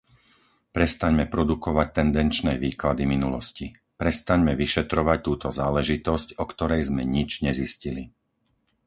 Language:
Slovak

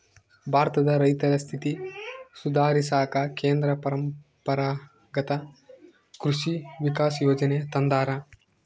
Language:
Kannada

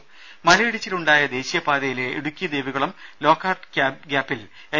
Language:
Malayalam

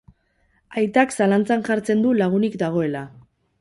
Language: Basque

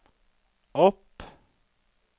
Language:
Norwegian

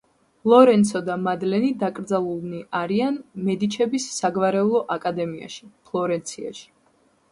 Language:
Georgian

